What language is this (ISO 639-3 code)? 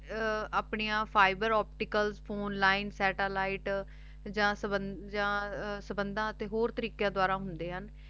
pan